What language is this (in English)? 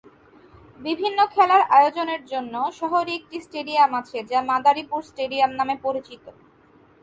Bangla